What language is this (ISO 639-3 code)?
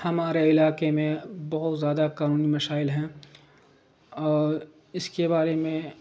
urd